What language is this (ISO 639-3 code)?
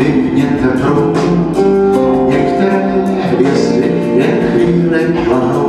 kor